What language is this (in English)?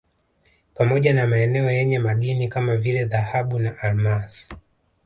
Swahili